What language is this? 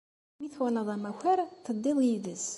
Kabyle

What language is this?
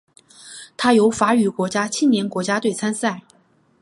Chinese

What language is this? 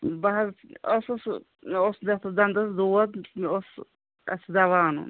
Kashmiri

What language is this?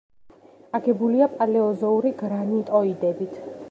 Georgian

